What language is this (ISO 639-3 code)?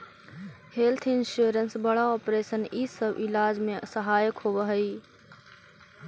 mag